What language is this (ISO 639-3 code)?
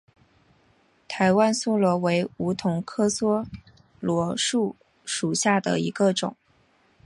zho